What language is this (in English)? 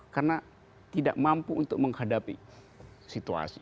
Indonesian